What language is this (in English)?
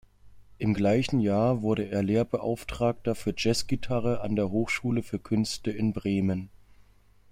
German